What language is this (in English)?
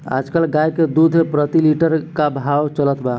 Bhojpuri